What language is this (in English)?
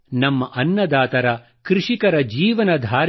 Kannada